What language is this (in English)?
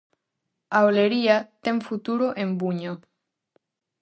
Galician